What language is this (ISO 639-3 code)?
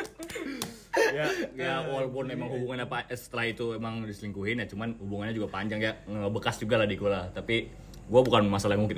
ind